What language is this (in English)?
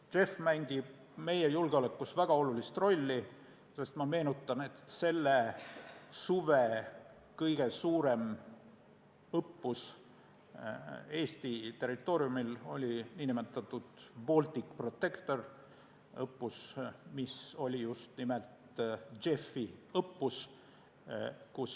Estonian